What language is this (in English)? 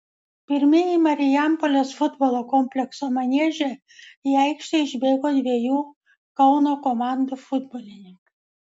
Lithuanian